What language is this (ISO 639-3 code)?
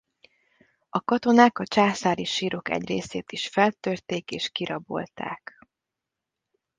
hun